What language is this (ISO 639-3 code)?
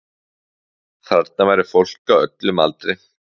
isl